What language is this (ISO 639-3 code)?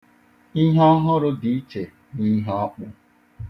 ibo